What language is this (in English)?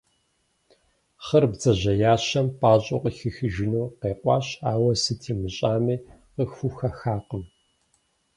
Kabardian